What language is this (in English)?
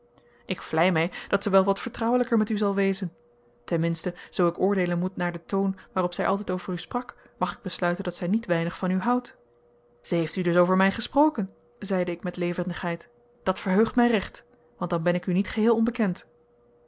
Dutch